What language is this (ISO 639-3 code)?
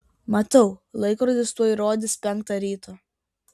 lit